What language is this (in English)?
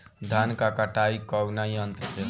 Bhojpuri